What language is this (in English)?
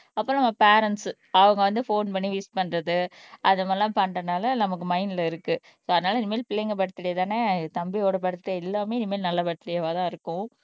Tamil